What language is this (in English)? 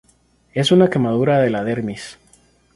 Spanish